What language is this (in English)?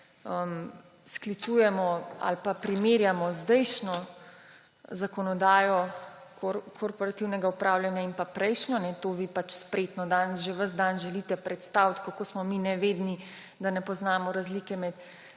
Slovenian